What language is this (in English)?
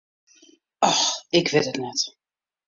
Western Frisian